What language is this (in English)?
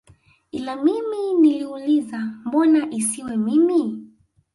Swahili